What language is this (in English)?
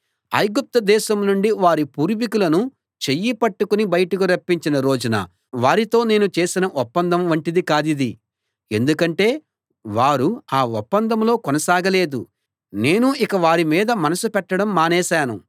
Telugu